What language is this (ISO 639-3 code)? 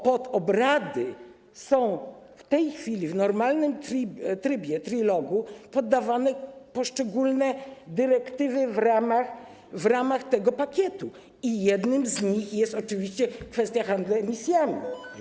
pol